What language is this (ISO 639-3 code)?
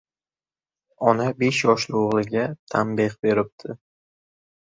uzb